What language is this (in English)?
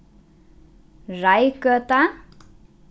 Faroese